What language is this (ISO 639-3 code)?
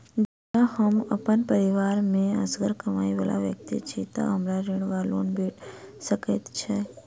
mai